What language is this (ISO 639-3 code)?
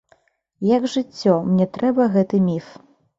bel